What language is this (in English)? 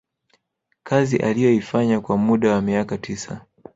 Swahili